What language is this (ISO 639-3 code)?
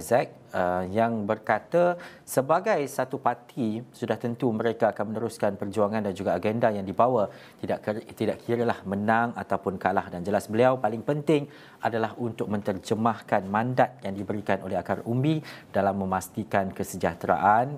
msa